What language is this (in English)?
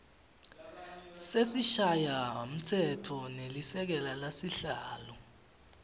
Swati